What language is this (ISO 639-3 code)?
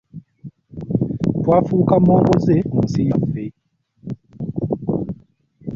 lug